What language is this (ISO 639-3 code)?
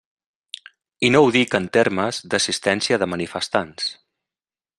cat